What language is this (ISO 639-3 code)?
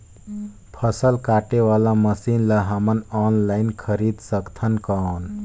hne